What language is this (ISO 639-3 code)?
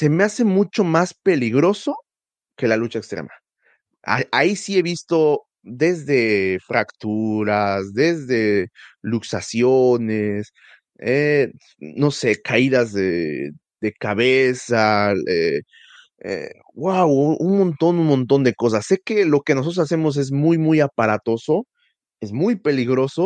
spa